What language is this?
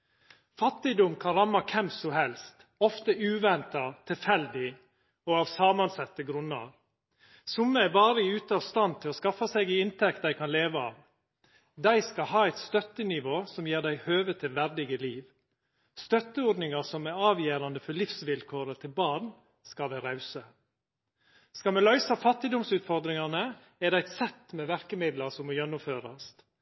Norwegian Nynorsk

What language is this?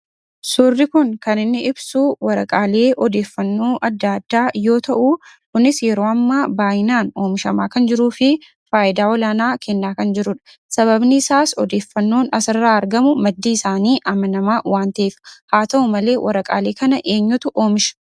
Oromo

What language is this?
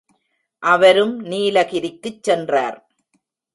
Tamil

